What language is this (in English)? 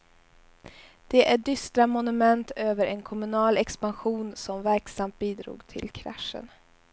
Swedish